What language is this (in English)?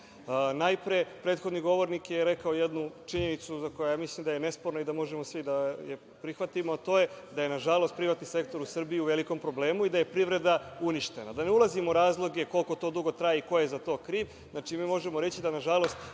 Serbian